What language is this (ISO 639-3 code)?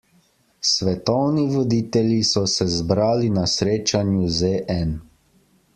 slv